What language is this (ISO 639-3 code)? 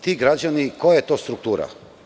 srp